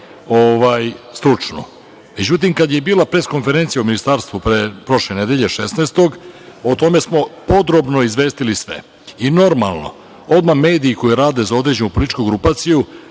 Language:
Serbian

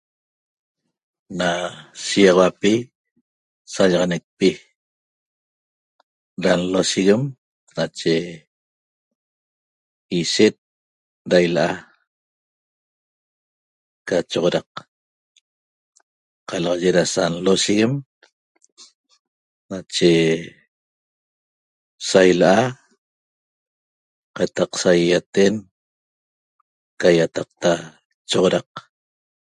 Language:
Toba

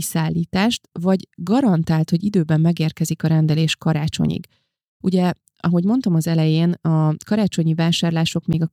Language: Hungarian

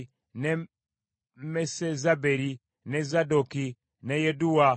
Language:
Ganda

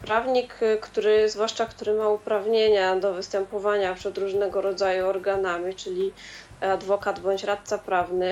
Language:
Polish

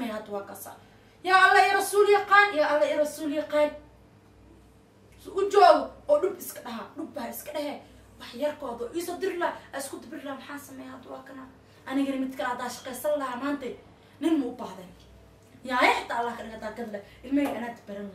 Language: Arabic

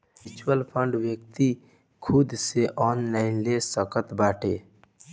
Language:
Bhojpuri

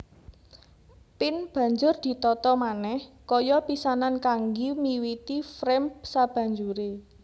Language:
Javanese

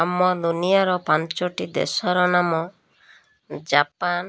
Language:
Odia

